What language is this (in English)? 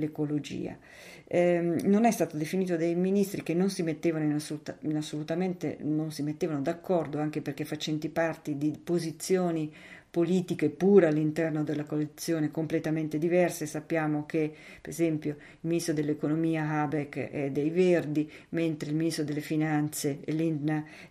Italian